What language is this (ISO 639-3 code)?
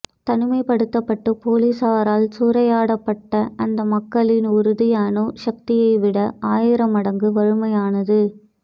tam